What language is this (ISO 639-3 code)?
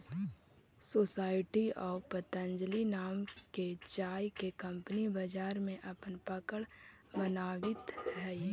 mag